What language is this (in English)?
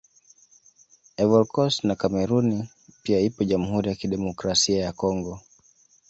Swahili